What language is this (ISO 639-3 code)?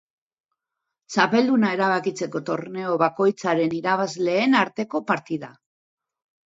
eus